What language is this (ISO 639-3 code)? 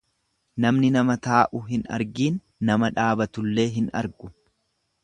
orm